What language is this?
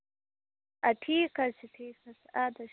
Kashmiri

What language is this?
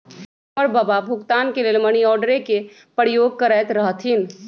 Magahi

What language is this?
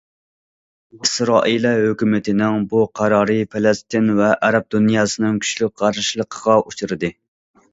Uyghur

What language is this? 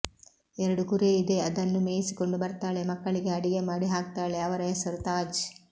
Kannada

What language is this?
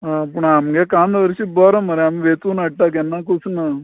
Konkani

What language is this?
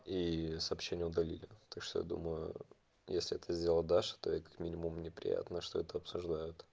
Russian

